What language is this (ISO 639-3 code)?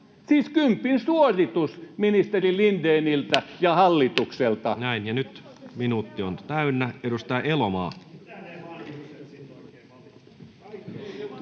fin